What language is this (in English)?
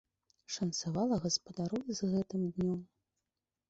Belarusian